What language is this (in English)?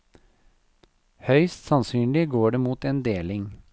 Norwegian